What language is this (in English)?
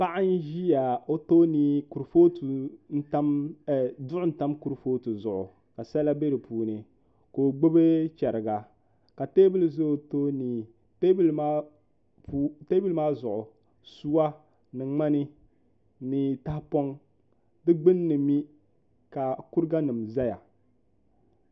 Dagbani